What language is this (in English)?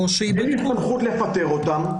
Hebrew